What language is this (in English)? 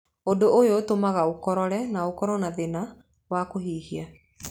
Kikuyu